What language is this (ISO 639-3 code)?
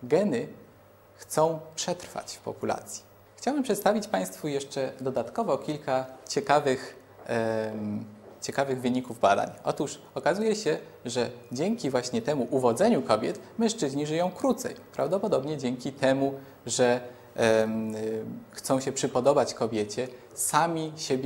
pol